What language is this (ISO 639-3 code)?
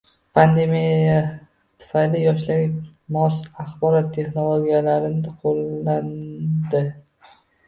uzb